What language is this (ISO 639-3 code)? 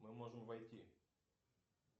rus